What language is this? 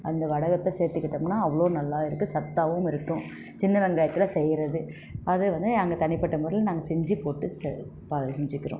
Tamil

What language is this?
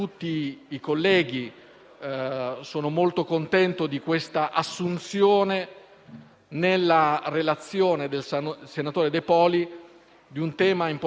Italian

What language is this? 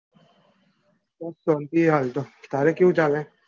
Gujarati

